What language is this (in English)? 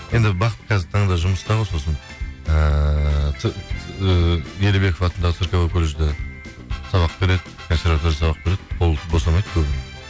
Kazakh